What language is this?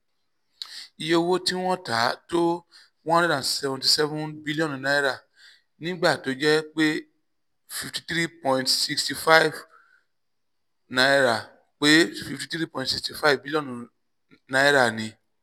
Yoruba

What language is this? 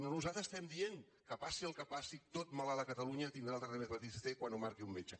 Catalan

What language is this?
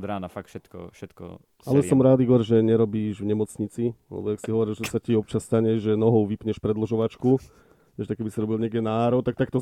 Slovak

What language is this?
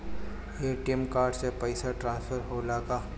Bhojpuri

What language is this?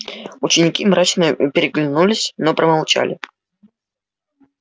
Russian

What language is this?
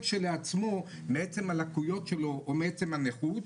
Hebrew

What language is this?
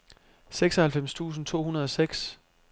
Danish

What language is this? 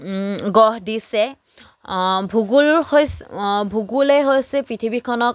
Assamese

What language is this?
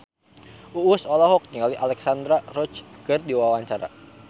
Sundanese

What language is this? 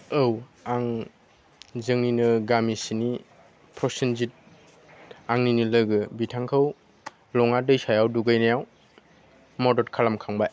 Bodo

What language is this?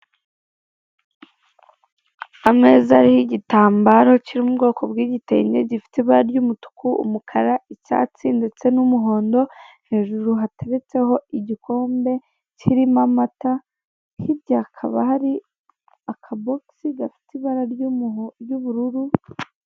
Kinyarwanda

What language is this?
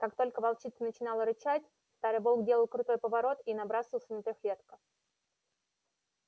Russian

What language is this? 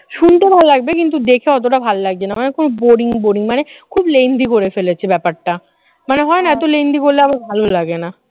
Bangla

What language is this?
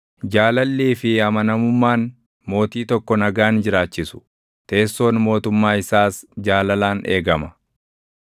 Oromo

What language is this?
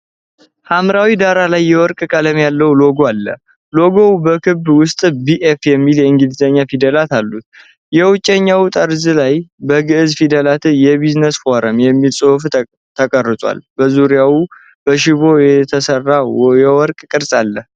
Amharic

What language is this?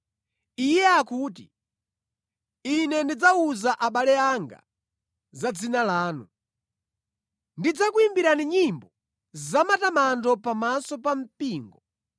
Nyanja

